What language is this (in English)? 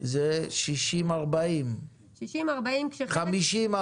Hebrew